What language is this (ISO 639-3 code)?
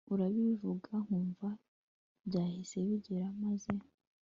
kin